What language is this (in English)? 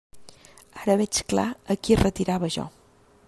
Catalan